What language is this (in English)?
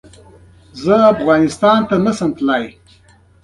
Pashto